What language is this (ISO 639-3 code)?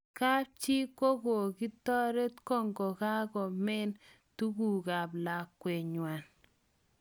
kln